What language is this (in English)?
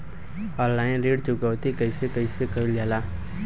Bhojpuri